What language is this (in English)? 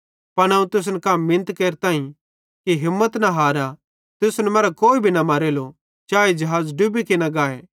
Bhadrawahi